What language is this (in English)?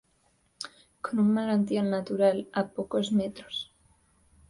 Spanish